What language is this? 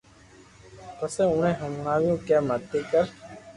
Loarki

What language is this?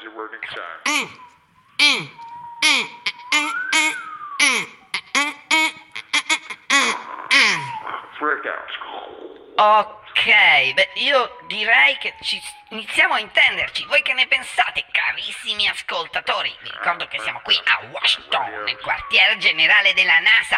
Italian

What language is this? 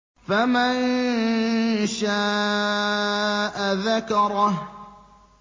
Arabic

